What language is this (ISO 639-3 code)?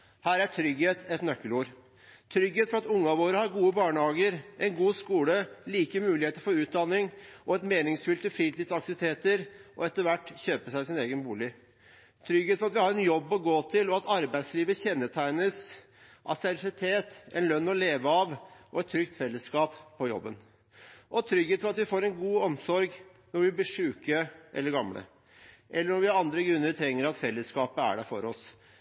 nob